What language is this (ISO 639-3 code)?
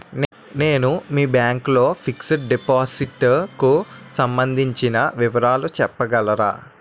tel